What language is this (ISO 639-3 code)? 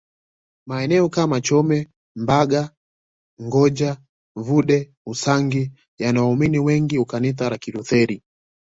swa